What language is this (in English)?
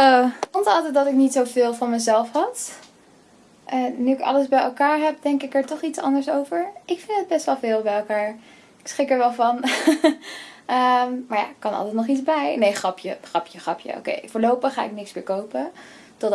Dutch